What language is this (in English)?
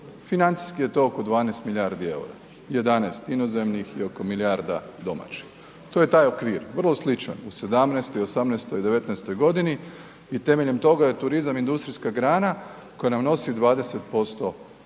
Croatian